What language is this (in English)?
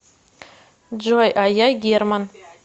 Russian